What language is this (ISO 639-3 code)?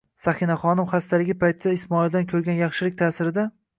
uzb